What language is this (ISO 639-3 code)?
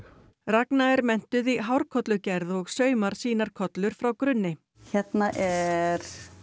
isl